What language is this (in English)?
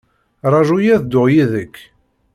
Kabyle